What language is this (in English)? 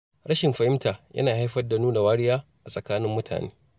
Hausa